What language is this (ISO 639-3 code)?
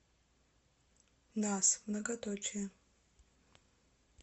rus